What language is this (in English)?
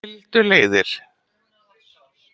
Icelandic